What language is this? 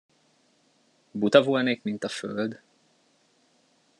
Hungarian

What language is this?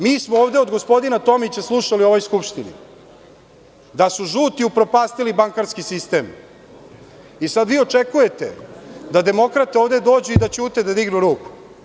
Serbian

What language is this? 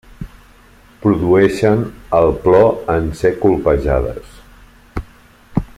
Catalan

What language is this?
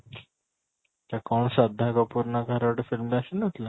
Odia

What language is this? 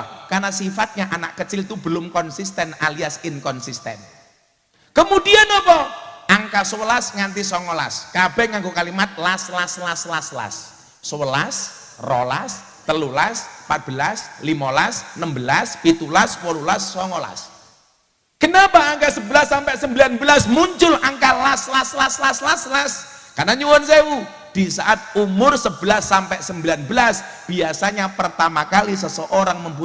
Indonesian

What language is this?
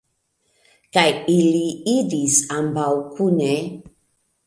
Esperanto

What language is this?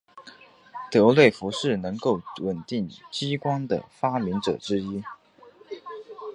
Chinese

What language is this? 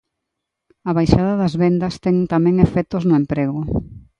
Galician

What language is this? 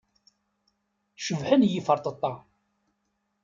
Kabyle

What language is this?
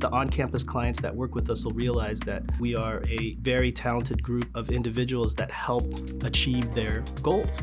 English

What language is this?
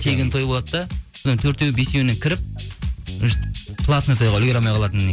Kazakh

